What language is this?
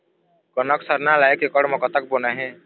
Chhattisgarhi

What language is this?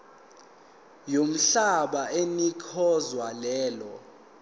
Zulu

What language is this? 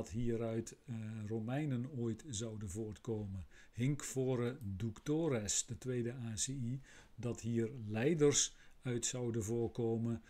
Dutch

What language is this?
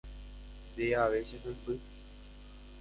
Guarani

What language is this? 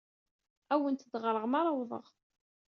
Kabyle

